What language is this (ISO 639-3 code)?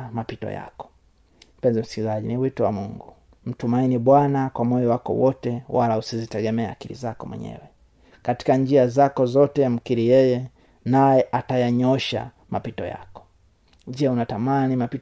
swa